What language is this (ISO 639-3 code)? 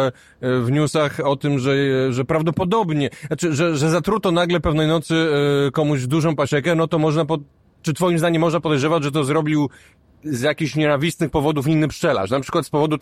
pol